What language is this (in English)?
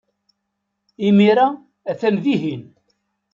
Kabyle